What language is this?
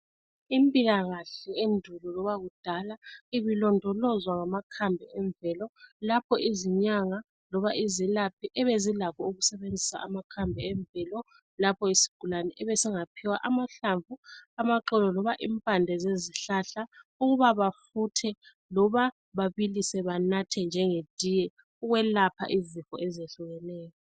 North Ndebele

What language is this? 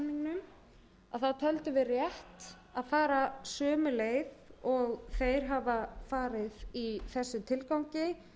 Icelandic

